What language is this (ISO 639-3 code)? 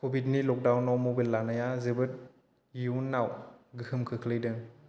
brx